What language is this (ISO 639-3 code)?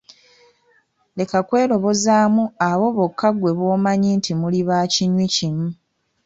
lug